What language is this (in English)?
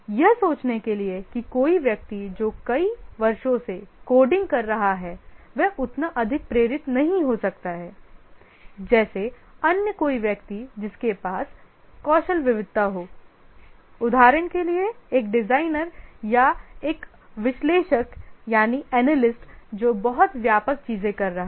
Hindi